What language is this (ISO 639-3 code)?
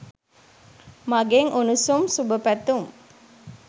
sin